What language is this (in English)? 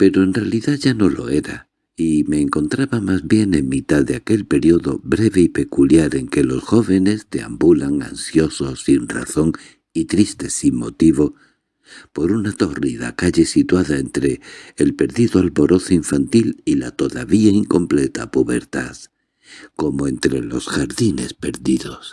Spanish